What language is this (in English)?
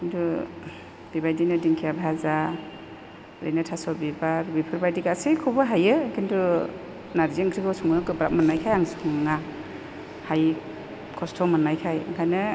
Bodo